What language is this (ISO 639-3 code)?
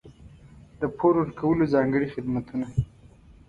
pus